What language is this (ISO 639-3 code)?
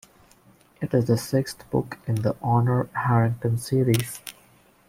eng